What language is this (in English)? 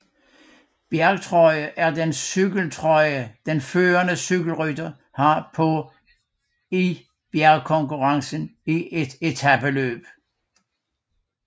Danish